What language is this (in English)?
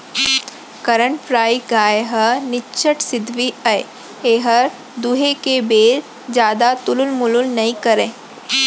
Chhattisgarhi